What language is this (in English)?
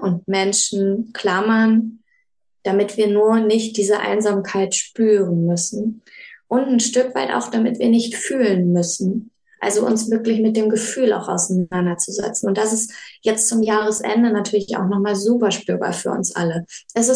German